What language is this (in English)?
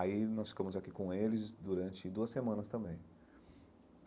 Portuguese